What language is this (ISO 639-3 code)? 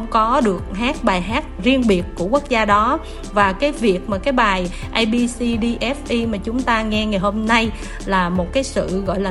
vie